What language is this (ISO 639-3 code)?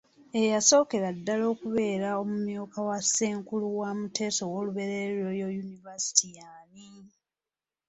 lug